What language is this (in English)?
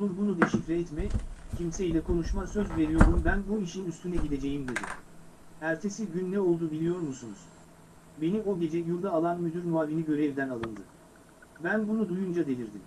Turkish